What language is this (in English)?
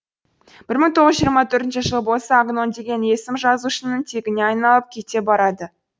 Kazakh